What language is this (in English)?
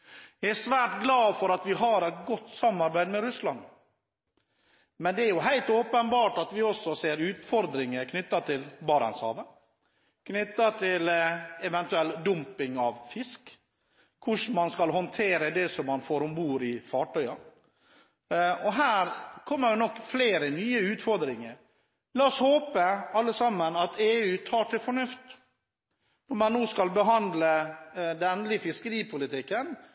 Norwegian Bokmål